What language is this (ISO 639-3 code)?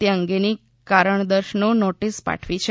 guj